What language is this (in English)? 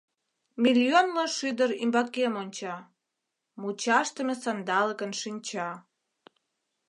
Mari